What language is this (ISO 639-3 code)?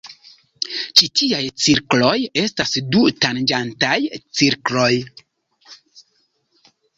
epo